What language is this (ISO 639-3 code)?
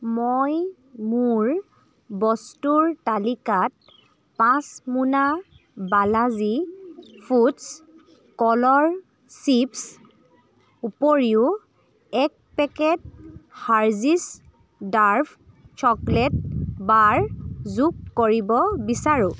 asm